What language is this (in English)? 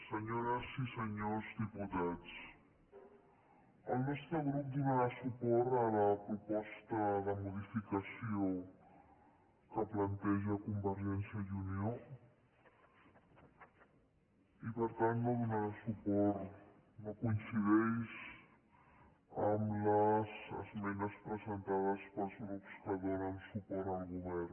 Catalan